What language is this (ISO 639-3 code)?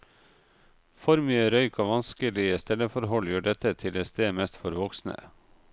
nor